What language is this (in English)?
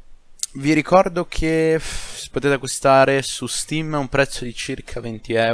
Italian